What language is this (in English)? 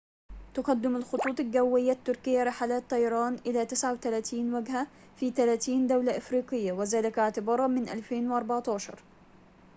Arabic